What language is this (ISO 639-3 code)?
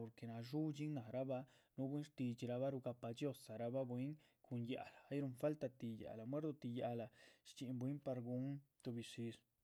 zpv